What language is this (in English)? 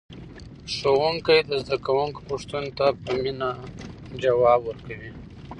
Pashto